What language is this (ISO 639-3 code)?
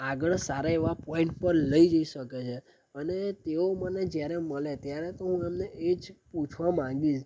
guj